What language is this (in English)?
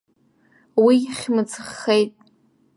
Abkhazian